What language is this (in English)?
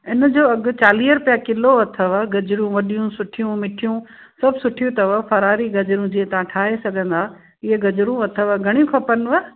Sindhi